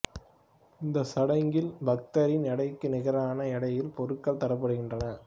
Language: Tamil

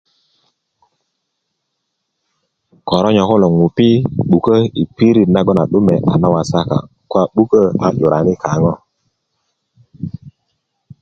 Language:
Kuku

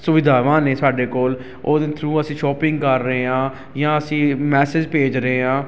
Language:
Punjabi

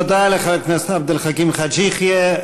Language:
Hebrew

